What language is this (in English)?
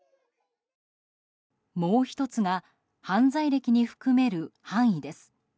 Japanese